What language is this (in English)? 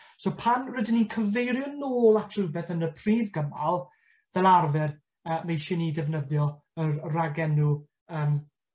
Welsh